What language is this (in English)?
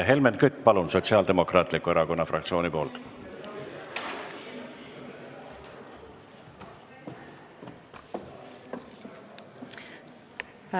Estonian